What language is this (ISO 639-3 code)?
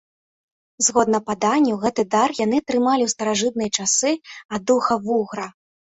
bel